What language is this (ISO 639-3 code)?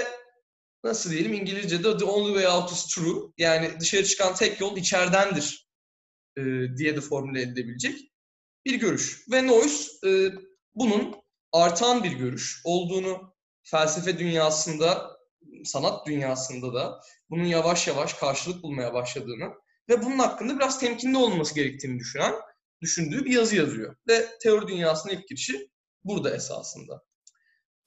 tur